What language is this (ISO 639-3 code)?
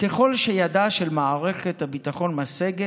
heb